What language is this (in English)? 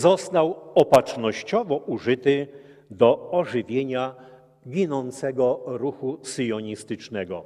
Polish